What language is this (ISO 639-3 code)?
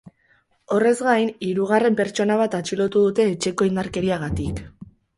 eus